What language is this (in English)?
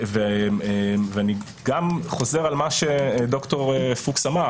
Hebrew